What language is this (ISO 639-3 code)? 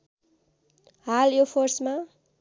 nep